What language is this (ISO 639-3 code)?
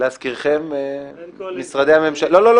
heb